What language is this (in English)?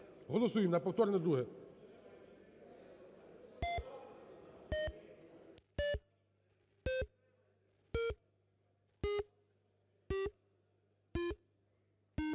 Ukrainian